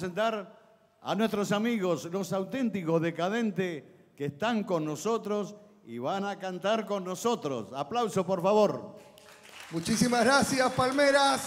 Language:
Spanish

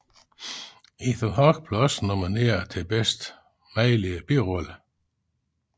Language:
Danish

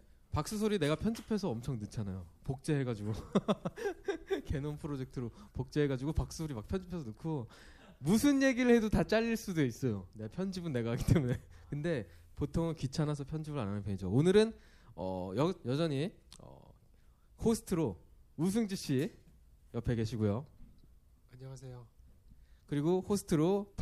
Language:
Korean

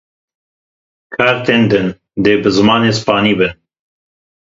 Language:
Kurdish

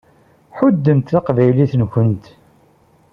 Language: Kabyle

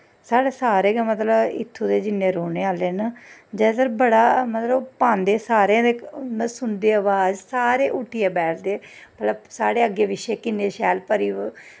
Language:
Dogri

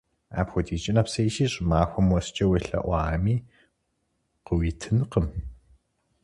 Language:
Kabardian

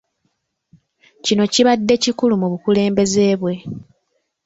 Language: Ganda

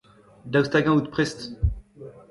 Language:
Breton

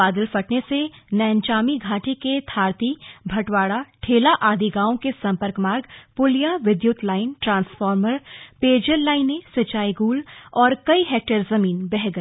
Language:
Hindi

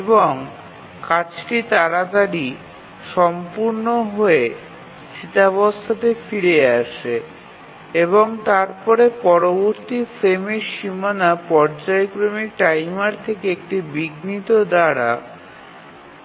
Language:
Bangla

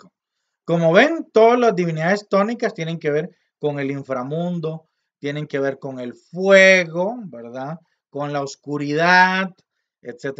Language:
Spanish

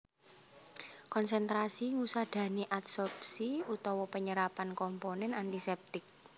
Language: Javanese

